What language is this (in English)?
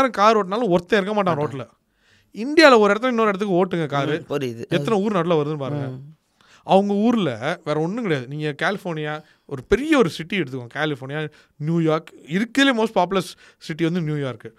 Tamil